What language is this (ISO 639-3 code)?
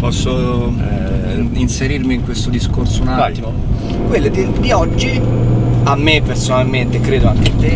ita